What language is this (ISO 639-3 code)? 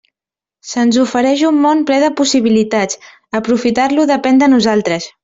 cat